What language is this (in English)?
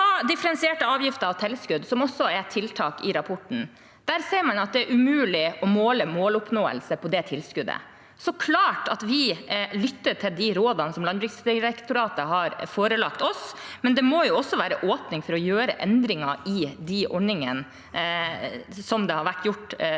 Norwegian